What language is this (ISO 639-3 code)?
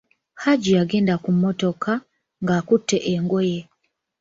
lug